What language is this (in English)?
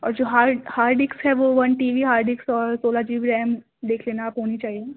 Urdu